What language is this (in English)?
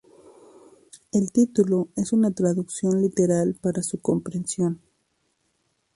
Spanish